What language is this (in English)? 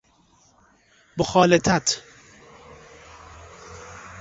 Persian